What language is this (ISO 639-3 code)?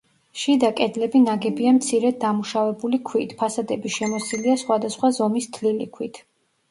kat